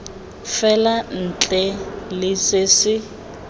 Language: Tswana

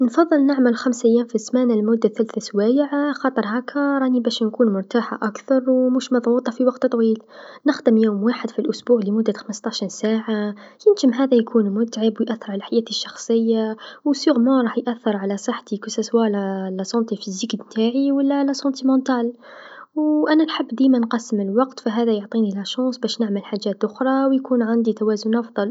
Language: Tunisian Arabic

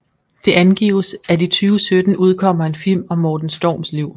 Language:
Danish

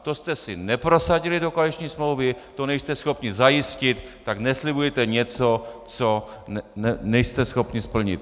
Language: Czech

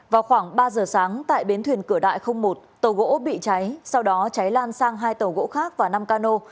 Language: Vietnamese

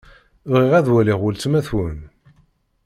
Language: Kabyle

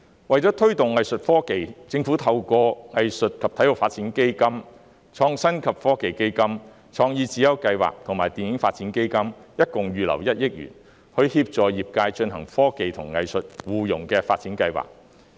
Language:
Cantonese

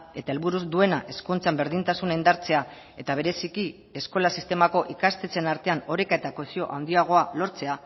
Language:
Basque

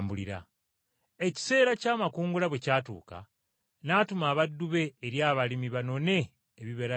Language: Ganda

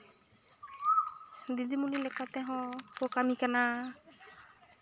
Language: Santali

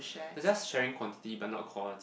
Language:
English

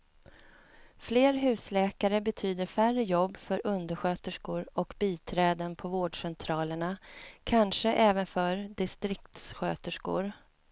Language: Swedish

